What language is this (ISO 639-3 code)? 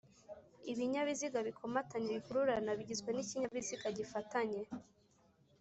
kin